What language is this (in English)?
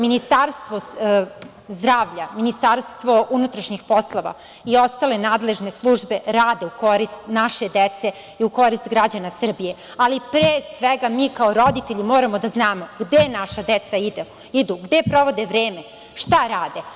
Serbian